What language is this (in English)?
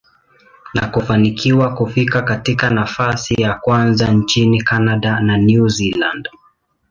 Swahili